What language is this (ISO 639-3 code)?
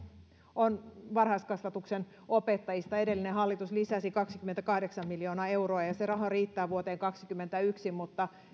fin